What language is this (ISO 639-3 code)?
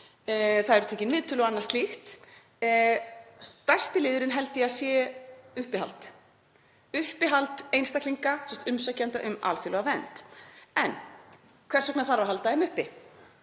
isl